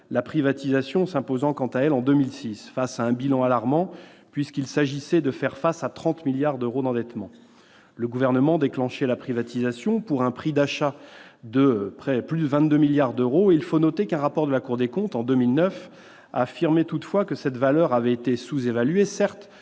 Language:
French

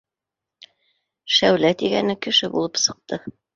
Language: Bashkir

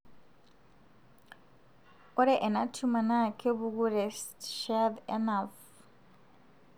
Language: Masai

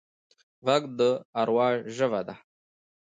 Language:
Pashto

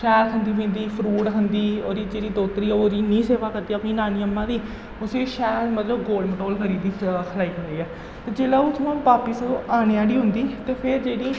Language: Dogri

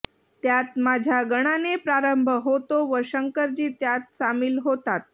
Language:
Marathi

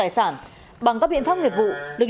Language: Vietnamese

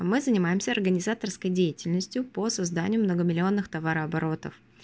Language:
Russian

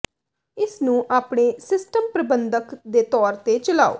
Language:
Punjabi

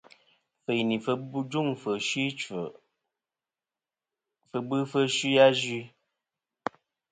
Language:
Kom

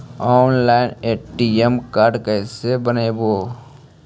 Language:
Magahi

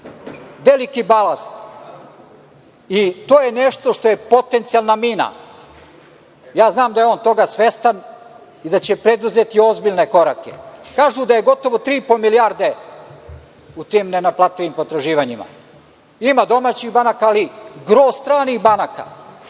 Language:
Serbian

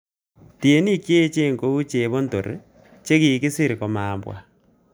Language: Kalenjin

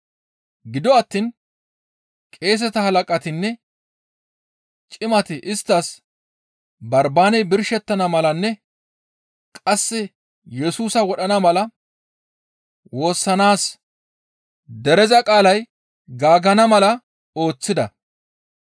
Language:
Gamo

